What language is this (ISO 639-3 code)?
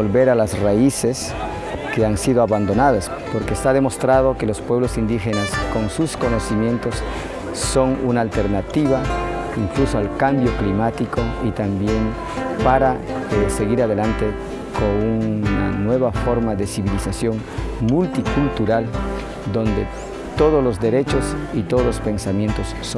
spa